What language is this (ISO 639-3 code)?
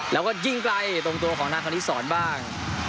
tha